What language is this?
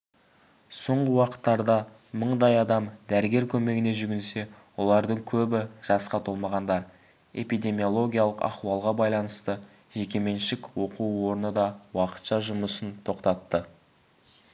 Kazakh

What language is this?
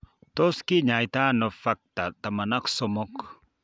Kalenjin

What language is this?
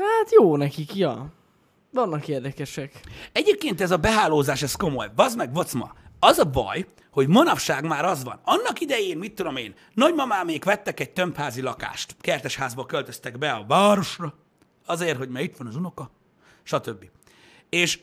Hungarian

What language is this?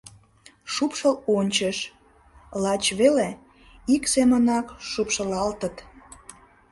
Mari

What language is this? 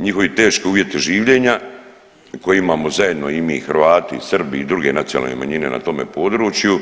Croatian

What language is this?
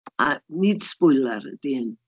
Welsh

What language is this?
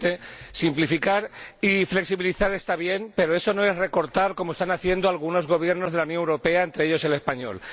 Spanish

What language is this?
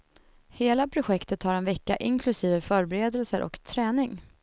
Swedish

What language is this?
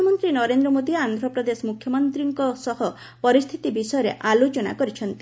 Odia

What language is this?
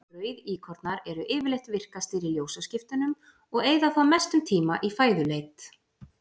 Icelandic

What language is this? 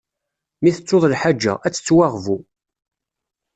Kabyle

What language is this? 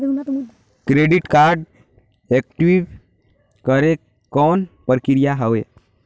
Chhattisgarhi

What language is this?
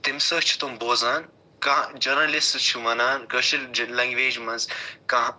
Kashmiri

